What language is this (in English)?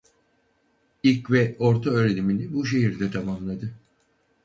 Turkish